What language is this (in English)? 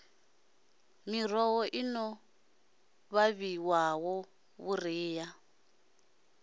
Venda